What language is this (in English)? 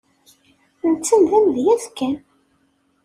Kabyle